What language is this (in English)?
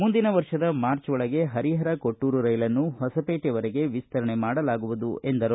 Kannada